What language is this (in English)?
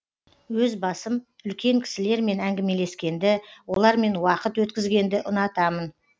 Kazakh